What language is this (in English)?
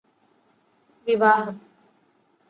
Malayalam